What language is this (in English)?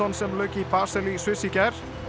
Icelandic